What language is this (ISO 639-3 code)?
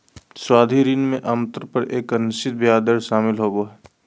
mag